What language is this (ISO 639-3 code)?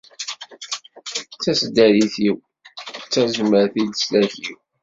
kab